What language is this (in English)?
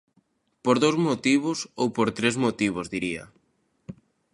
Galician